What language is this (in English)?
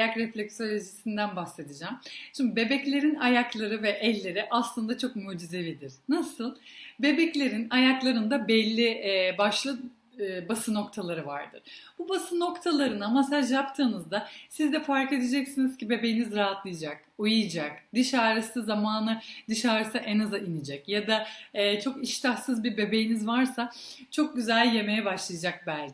Turkish